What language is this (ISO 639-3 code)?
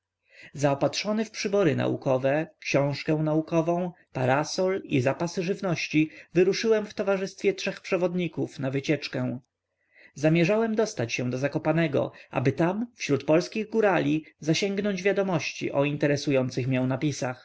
pol